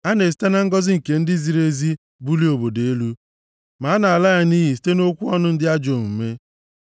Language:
Igbo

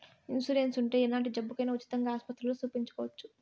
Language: Telugu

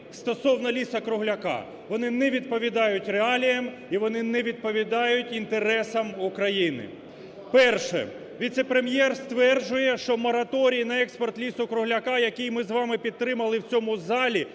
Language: Ukrainian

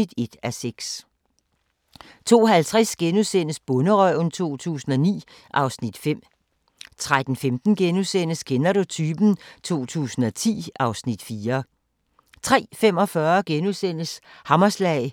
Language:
Danish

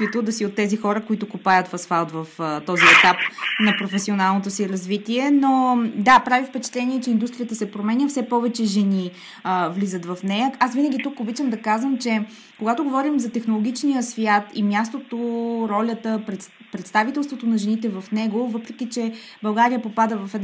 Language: Bulgarian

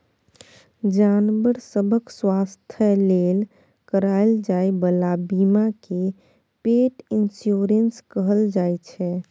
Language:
Maithili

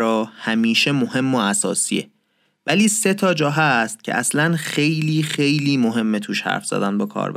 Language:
Persian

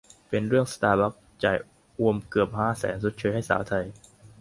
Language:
Thai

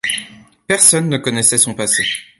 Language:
French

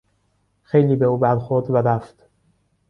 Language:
Persian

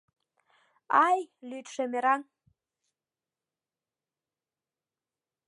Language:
Mari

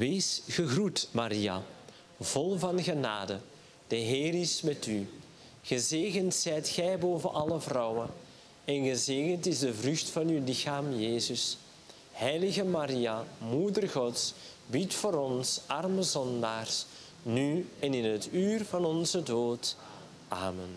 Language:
Dutch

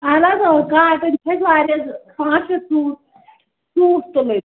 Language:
Kashmiri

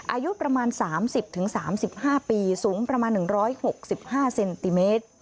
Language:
Thai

